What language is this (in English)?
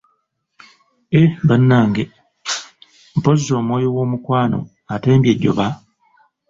Ganda